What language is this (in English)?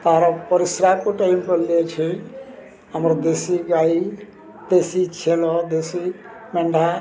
Odia